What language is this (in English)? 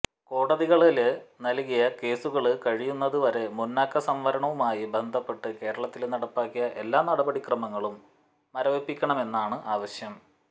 Malayalam